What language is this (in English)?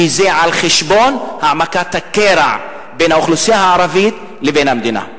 Hebrew